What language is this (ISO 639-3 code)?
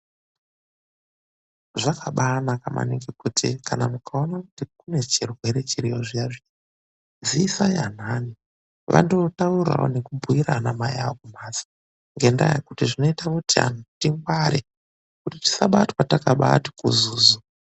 ndc